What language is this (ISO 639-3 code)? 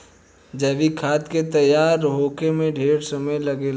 bho